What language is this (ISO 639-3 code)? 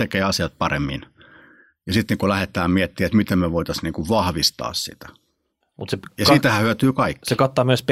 fin